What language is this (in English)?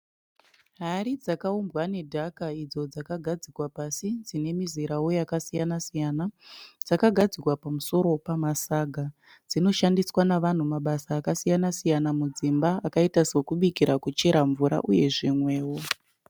Shona